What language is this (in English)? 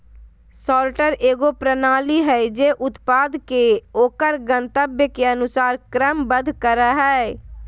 Magahi